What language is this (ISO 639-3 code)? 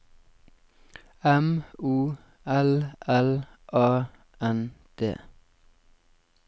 nor